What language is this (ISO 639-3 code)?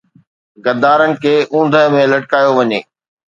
snd